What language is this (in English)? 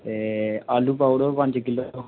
Dogri